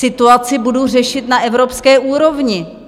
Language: Czech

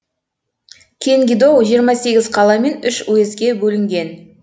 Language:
Kazakh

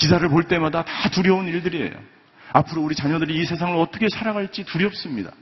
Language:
Korean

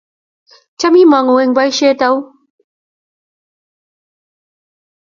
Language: Kalenjin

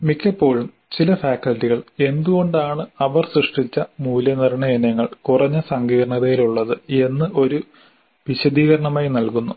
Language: Malayalam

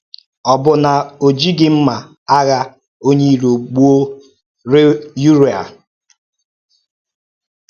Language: Igbo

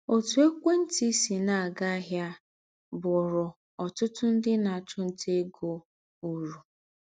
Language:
Igbo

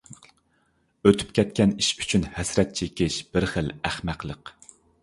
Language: Uyghur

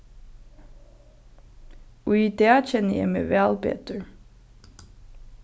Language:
Faroese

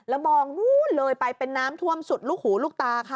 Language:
Thai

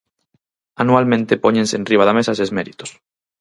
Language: Galician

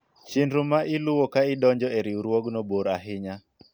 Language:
Luo (Kenya and Tanzania)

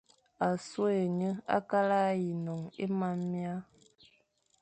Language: Fang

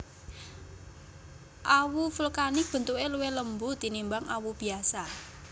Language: Javanese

